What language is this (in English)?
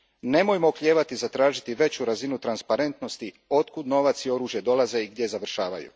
Croatian